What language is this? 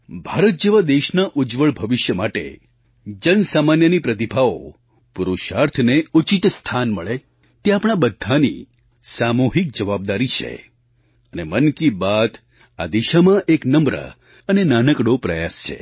Gujarati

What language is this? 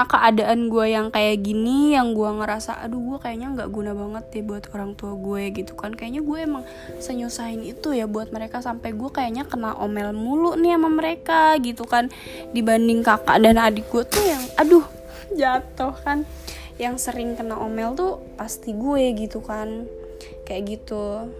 Indonesian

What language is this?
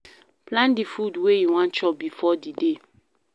Nigerian Pidgin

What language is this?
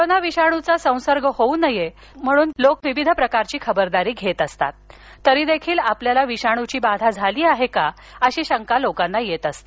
Marathi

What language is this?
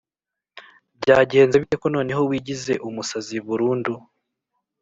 Kinyarwanda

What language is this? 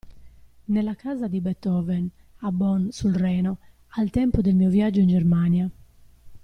Italian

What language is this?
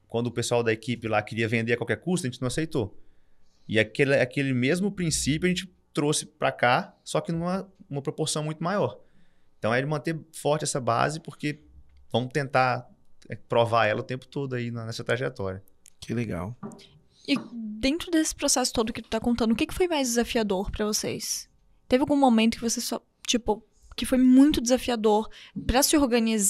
Portuguese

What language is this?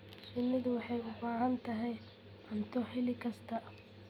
Somali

